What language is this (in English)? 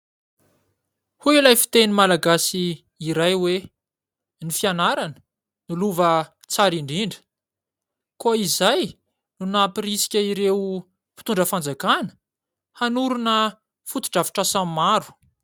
Malagasy